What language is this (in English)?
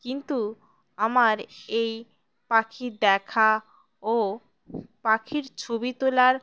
Bangla